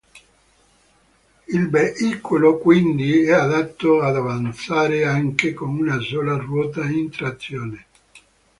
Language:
Italian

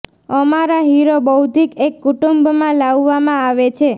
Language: Gujarati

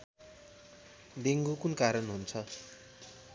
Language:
Nepali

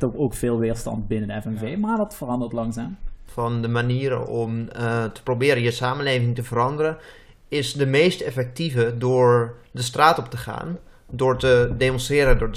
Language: Dutch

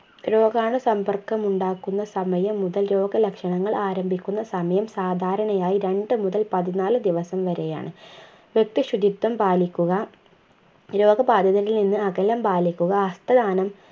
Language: Malayalam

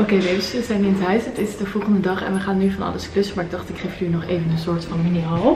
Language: Dutch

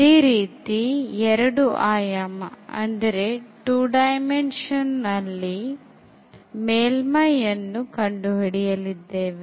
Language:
Kannada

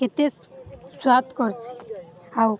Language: Odia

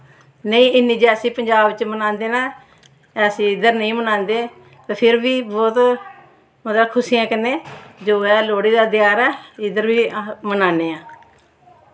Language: Dogri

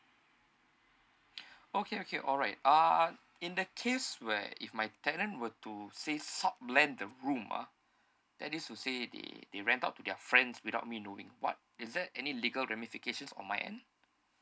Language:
English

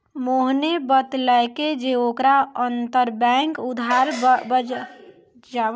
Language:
Maithili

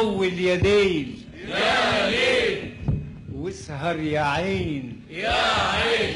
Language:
Arabic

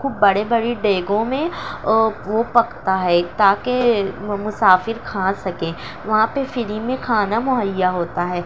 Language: Urdu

